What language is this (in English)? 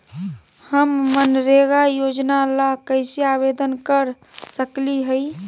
Magahi